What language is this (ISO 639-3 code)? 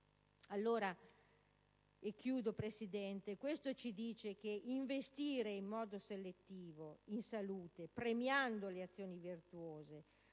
ita